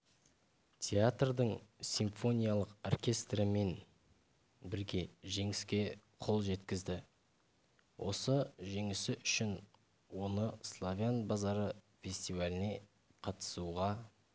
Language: Kazakh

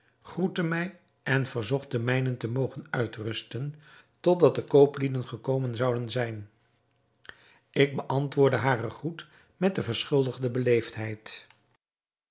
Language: Dutch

